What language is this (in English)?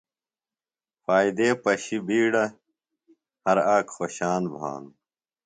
Phalura